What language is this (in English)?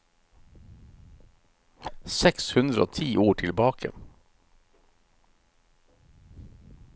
Norwegian